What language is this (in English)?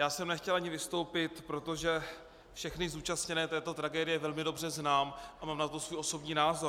Czech